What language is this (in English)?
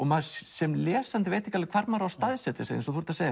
Icelandic